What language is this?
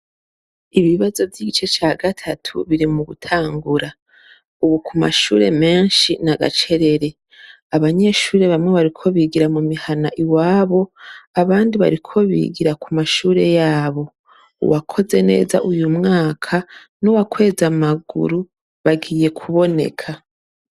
Rundi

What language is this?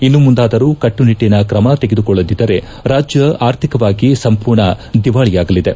Kannada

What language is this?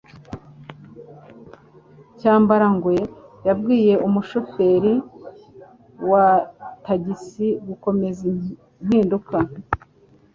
Kinyarwanda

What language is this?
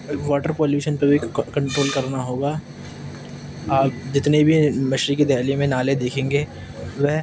Urdu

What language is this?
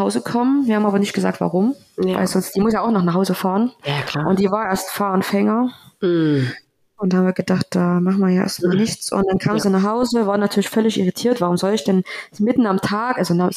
German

